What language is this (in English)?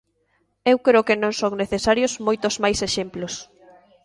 Galician